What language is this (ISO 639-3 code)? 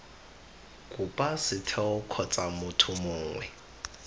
tsn